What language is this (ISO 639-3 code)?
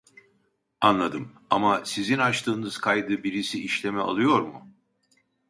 tur